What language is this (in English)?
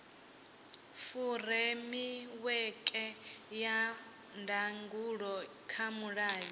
Venda